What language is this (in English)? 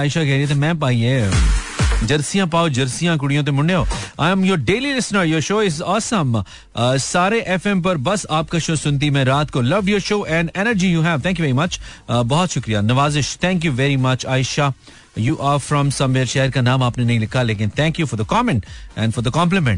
Hindi